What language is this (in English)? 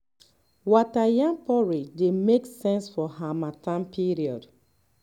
Nigerian Pidgin